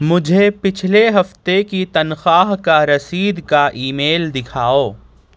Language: Urdu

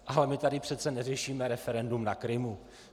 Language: Czech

